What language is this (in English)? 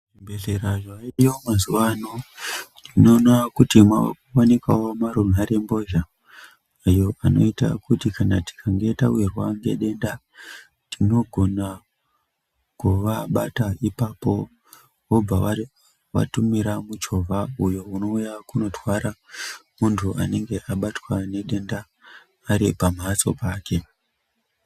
Ndau